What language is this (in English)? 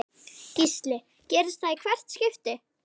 Icelandic